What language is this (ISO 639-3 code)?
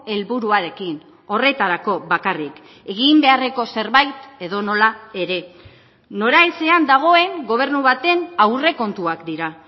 eus